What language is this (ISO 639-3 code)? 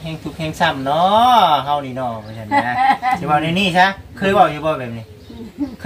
tha